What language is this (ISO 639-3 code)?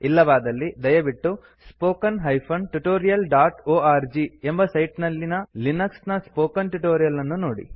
kan